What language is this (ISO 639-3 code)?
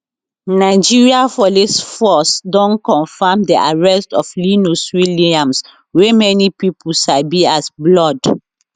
pcm